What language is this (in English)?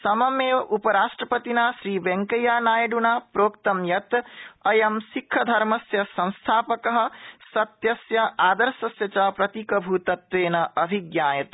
Sanskrit